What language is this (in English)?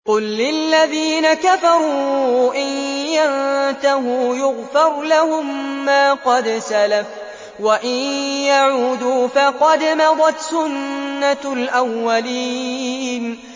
Arabic